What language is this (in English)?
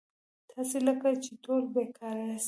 Pashto